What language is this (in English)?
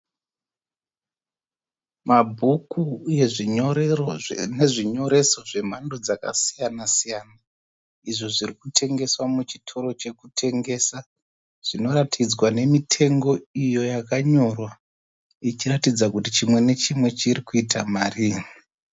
Shona